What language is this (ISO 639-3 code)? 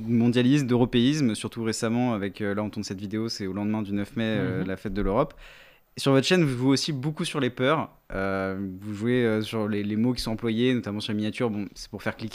fra